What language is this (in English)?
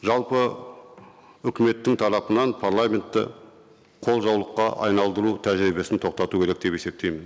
Kazakh